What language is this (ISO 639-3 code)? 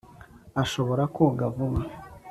kin